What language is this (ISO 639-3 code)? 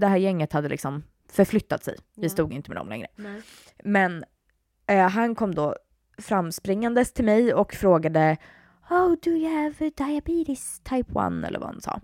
swe